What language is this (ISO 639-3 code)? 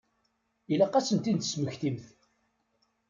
kab